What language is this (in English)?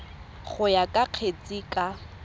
Tswana